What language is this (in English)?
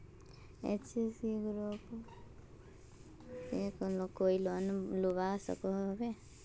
Magahi